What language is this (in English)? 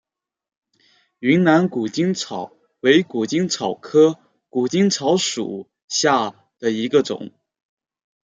Chinese